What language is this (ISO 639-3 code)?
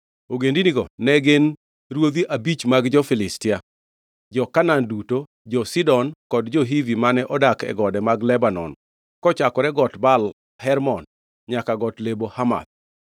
luo